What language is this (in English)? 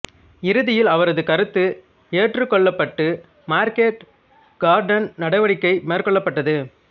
Tamil